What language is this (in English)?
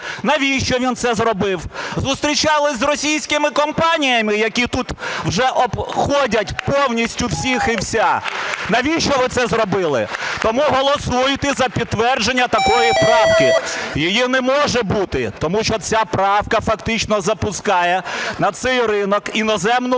Ukrainian